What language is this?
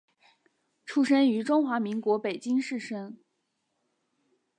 Chinese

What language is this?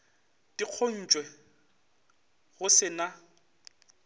Northern Sotho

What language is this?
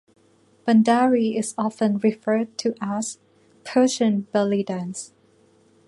English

